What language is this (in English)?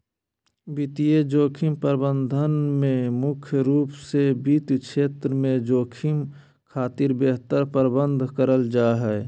Magahi